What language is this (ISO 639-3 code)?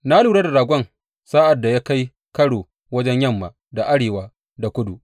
hau